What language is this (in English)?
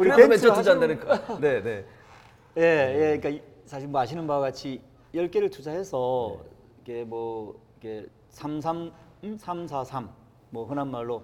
Korean